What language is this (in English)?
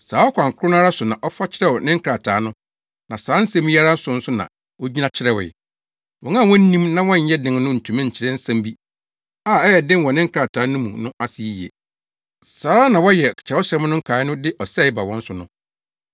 Akan